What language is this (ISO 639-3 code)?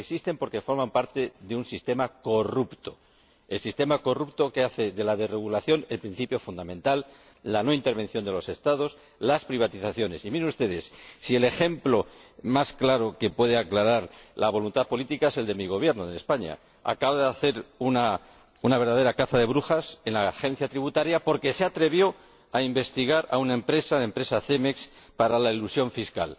spa